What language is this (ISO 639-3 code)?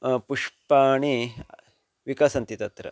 san